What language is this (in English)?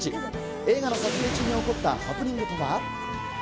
Japanese